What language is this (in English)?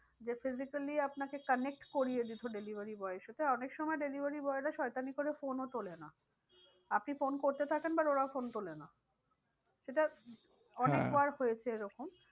Bangla